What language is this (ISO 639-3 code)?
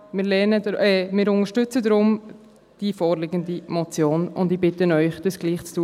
gsw